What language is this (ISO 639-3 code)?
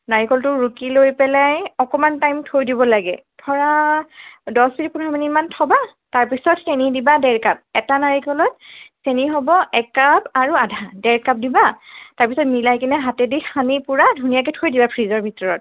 asm